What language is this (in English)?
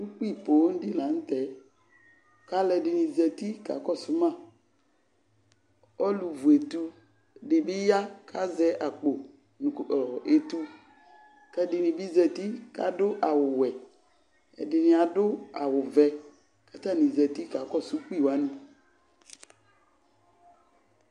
Ikposo